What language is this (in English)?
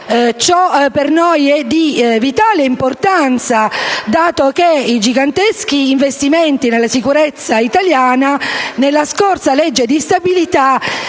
Italian